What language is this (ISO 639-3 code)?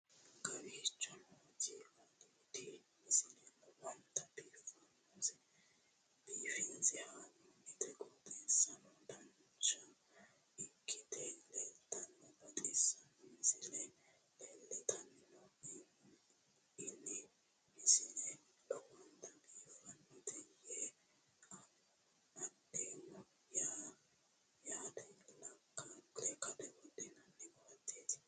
sid